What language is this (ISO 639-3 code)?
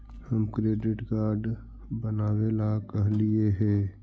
mag